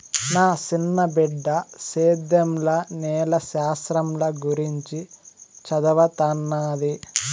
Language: Telugu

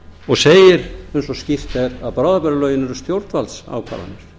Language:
Icelandic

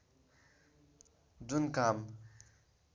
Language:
Nepali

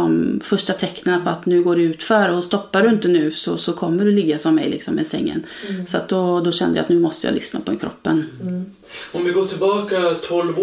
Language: Swedish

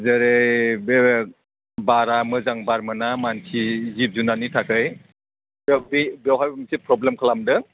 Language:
Bodo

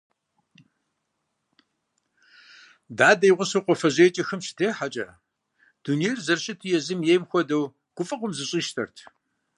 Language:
Kabardian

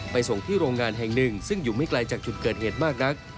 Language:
Thai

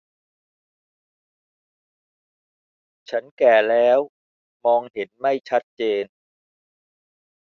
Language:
Thai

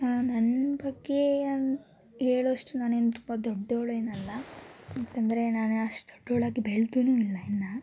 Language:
Kannada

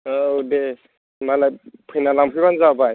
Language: Bodo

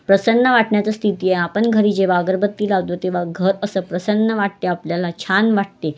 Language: Marathi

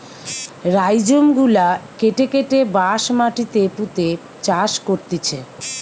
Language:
Bangla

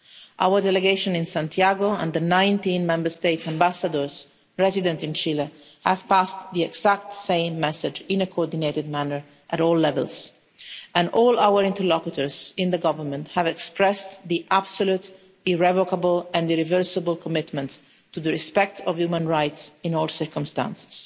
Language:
English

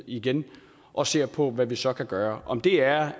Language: Danish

